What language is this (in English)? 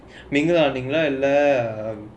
English